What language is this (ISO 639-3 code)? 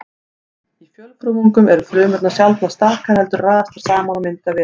isl